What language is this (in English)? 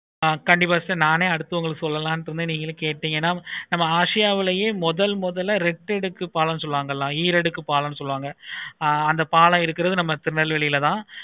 Tamil